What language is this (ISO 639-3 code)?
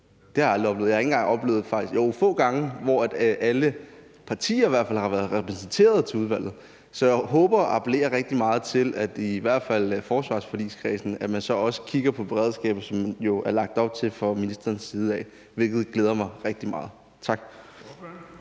dan